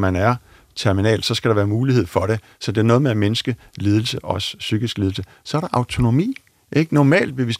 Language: Danish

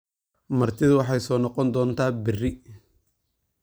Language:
Somali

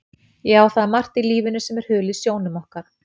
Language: Icelandic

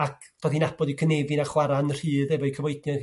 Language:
Welsh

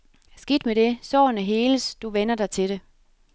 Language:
Danish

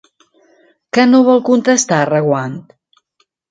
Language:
Catalan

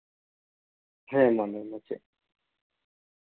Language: Santali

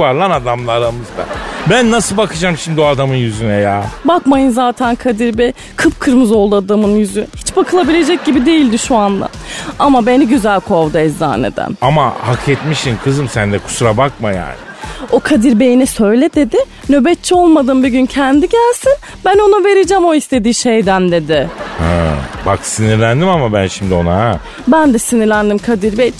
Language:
Turkish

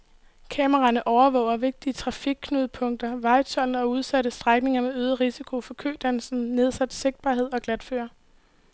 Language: Danish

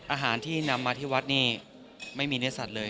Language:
Thai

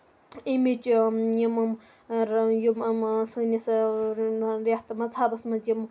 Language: Kashmiri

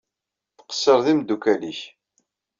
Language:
Kabyle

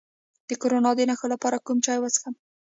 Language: Pashto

